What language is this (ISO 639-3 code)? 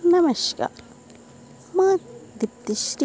ori